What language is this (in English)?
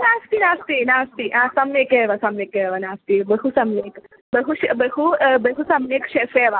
Sanskrit